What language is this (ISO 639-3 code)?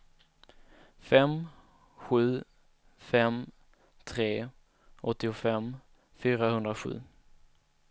swe